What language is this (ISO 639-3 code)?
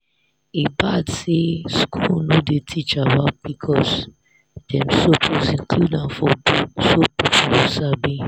pcm